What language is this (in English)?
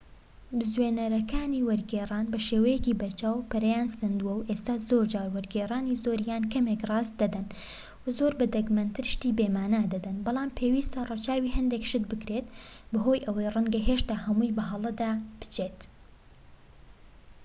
Central Kurdish